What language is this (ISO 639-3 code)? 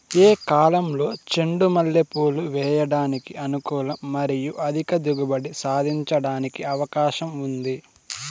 tel